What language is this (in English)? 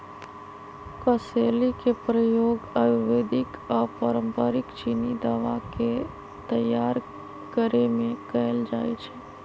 Magahi